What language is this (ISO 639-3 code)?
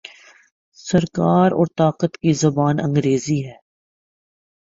urd